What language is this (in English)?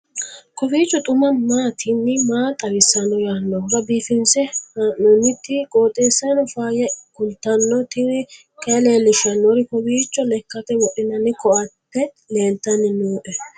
Sidamo